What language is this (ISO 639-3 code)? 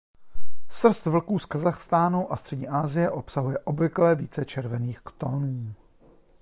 ces